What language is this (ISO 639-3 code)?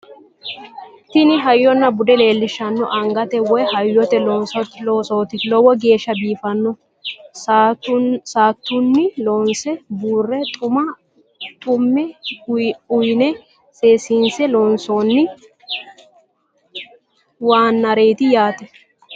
sid